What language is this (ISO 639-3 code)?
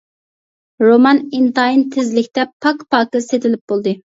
uig